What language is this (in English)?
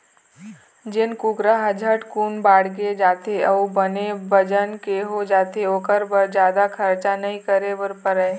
Chhattisgarhi